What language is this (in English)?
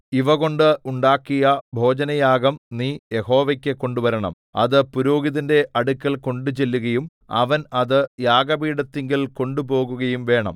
Malayalam